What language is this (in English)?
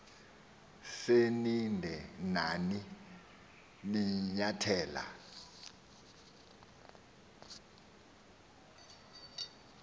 Xhosa